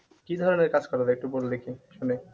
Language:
Bangla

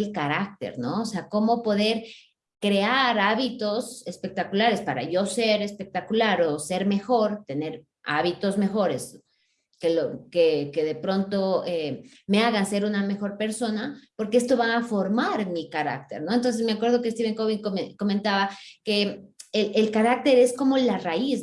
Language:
Spanish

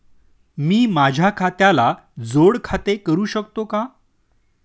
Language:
Marathi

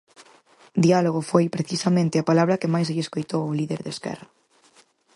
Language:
Galician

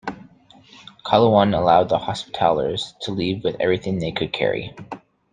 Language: English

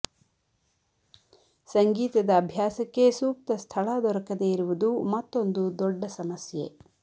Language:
Kannada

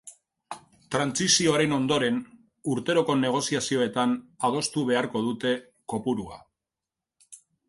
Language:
Basque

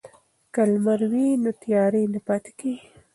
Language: Pashto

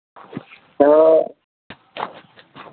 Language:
Maithili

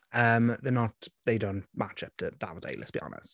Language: Welsh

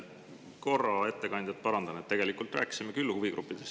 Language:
Estonian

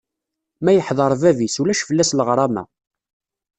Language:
Kabyle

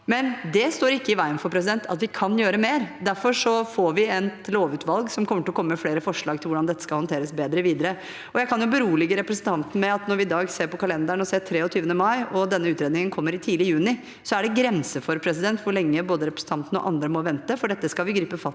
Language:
Norwegian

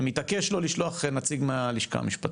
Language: Hebrew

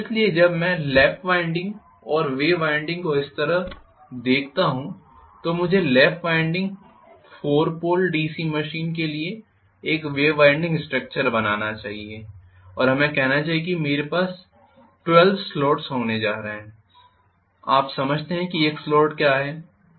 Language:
Hindi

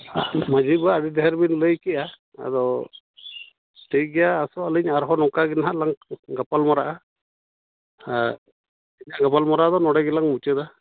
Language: Santali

